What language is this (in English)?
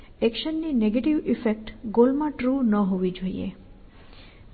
Gujarati